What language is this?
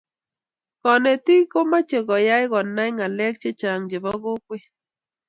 Kalenjin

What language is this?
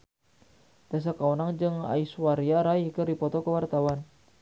Sundanese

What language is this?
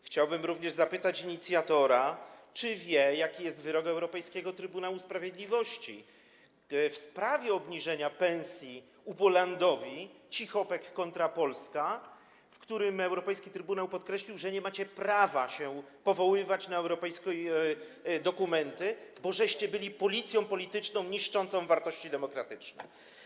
Polish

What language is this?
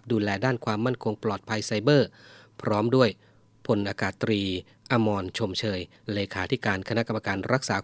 Thai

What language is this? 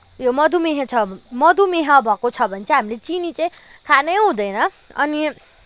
Nepali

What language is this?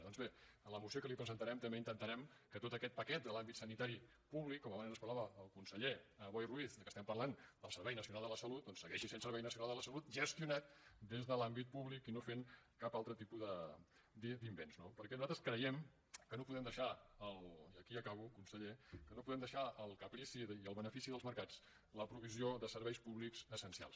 Catalan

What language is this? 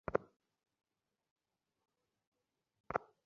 Bangla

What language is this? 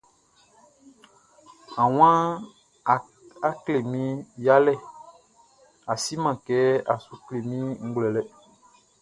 Baoulé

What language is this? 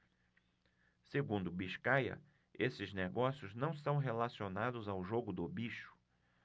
Portuguese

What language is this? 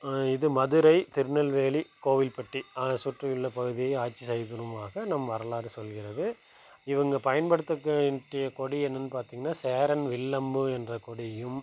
Tamil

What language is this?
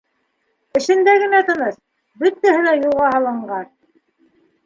Bashkir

